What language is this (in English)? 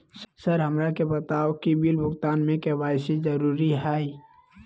Magahi